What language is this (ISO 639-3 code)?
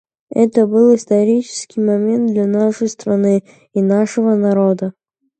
rus